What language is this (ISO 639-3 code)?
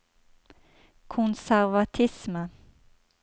nor